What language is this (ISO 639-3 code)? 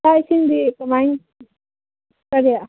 mni